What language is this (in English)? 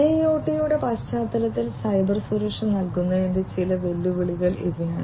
Malayalam